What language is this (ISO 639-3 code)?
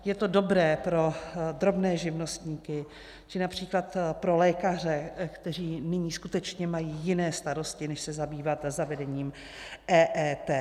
ces